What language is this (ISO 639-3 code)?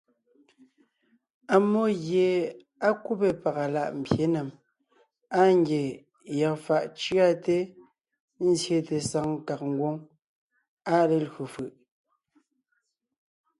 nnh